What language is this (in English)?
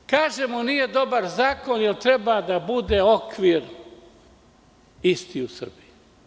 Serbian